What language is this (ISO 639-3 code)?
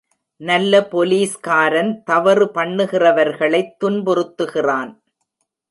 tam